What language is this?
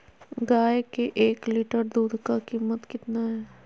Magahi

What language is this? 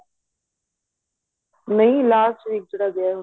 Punjabi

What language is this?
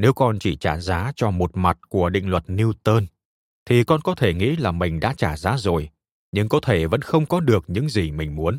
Vietnamese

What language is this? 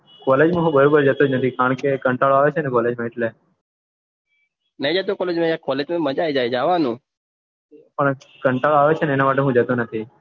Gujarati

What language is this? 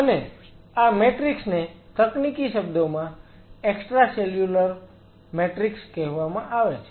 Gujarati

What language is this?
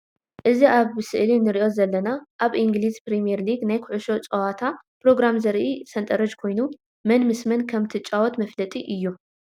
Tigrinya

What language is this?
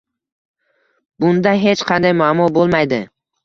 Uzbek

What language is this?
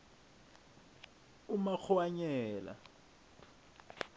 South Ndebele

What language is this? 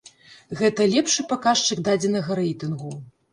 Belarusian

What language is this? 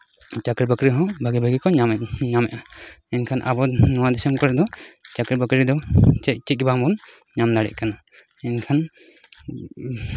Santali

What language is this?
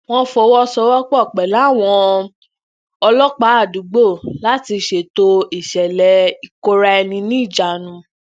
Yoruba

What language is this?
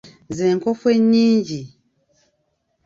Ganda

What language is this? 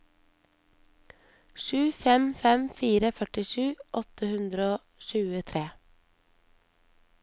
Norwegian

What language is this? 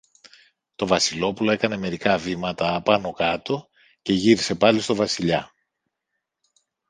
Greek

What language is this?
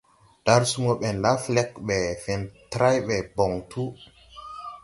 Tupuri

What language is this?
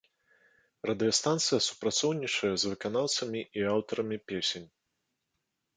Belarusian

